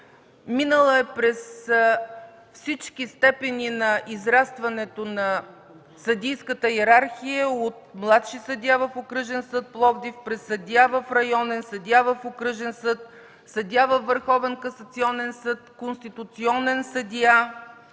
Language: Bulgarian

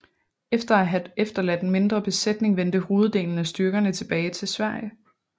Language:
Danish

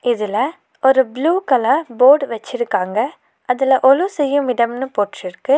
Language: Tamil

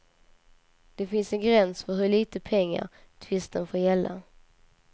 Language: Swedish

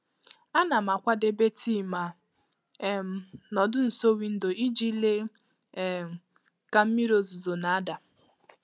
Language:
Igbo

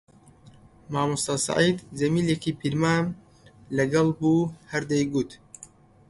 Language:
Central Kurdish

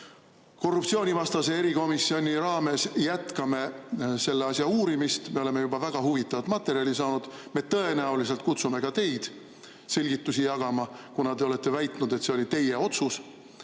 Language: Estonian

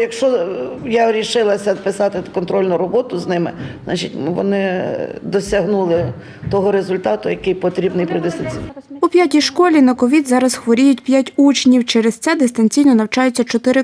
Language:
Ukrainian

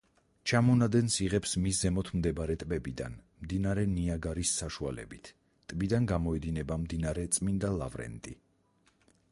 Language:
Georgian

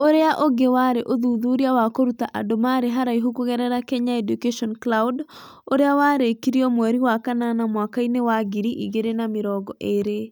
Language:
Kikuyu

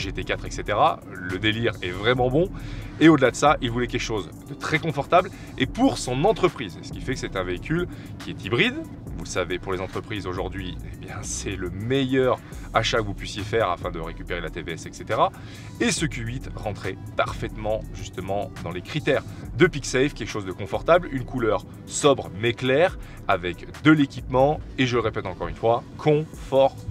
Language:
French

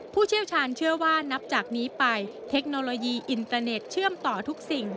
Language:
Thai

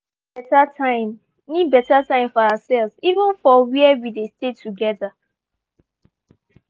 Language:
Nigerian Pidgin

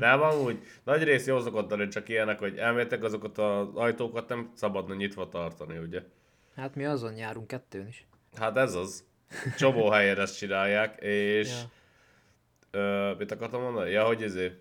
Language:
Hungarian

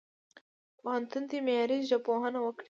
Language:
Pashto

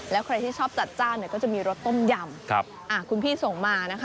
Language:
Thai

